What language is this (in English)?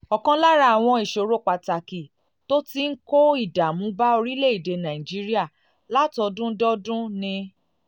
Yoruba